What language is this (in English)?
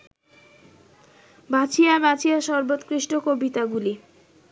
Bangla